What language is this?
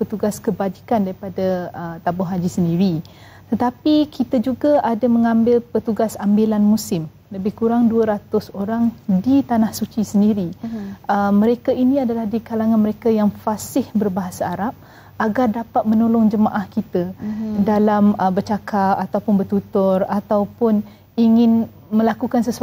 Malay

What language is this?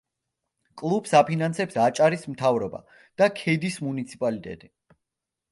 Georgian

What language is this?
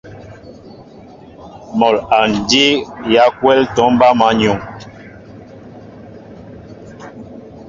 Mbo (Cameroon)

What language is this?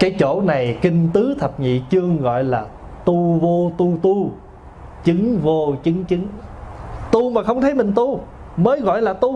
Vietnamese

